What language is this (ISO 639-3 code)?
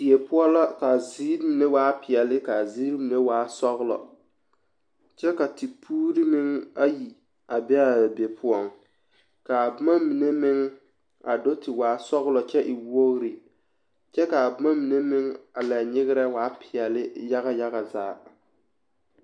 dga